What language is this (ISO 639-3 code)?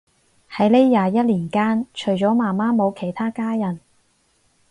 yue